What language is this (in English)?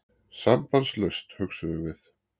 Icelandic